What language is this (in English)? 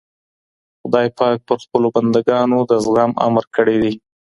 Pashto